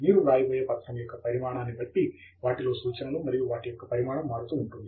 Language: Telugu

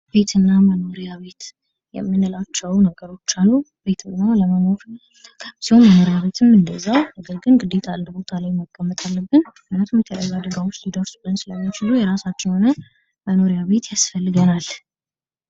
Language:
Amharic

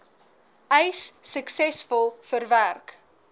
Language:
Afrikaans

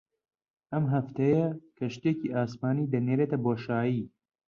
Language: Central Kurdish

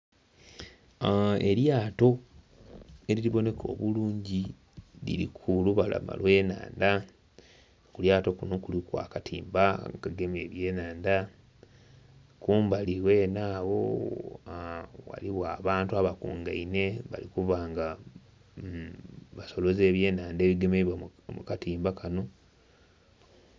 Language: Soga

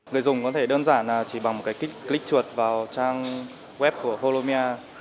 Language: Vietnamese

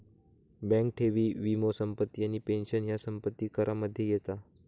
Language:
Marathi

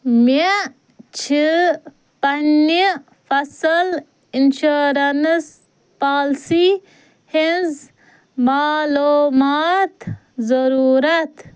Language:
Kashmiri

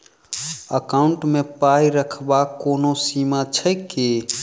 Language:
Maithili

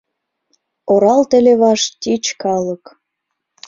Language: Mari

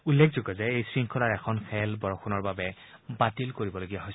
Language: Assamese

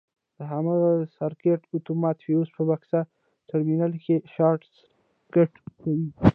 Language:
Pashto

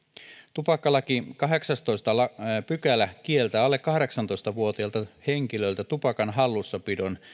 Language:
Finnish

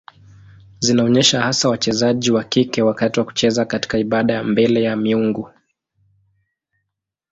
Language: Swahili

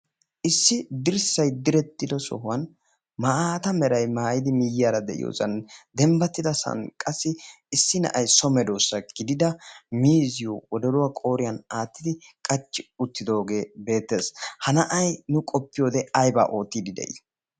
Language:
Wolaytta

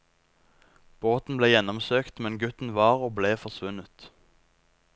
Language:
Norwegian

